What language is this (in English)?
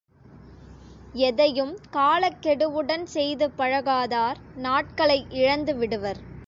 Tamil